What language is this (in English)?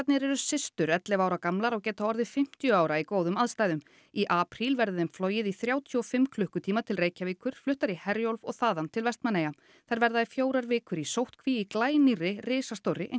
Icelandic